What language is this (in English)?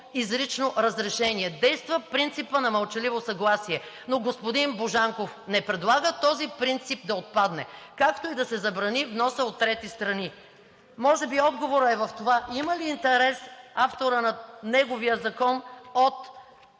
Bulgarian